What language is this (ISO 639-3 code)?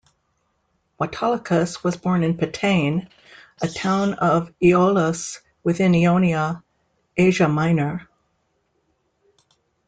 eng